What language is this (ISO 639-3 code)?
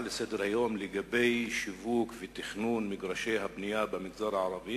heb